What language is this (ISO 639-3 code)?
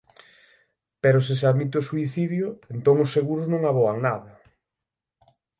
glg